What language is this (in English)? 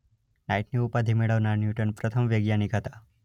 Gujarati